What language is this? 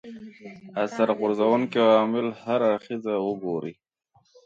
Pashto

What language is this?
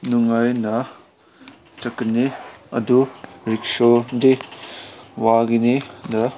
Manipuri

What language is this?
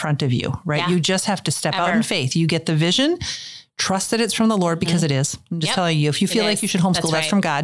English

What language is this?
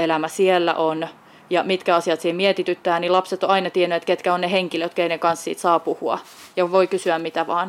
Finnish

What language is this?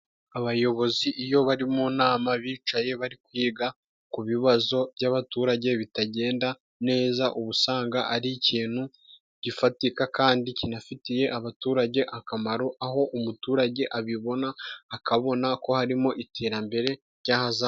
Kinyarwanda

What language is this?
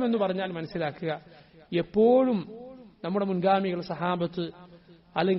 Arabic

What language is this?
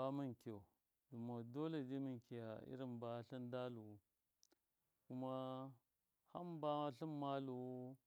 Miya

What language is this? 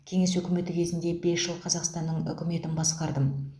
Kazakh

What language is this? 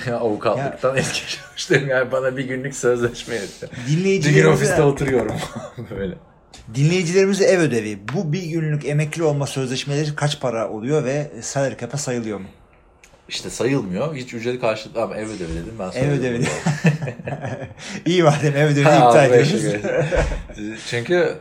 Turkish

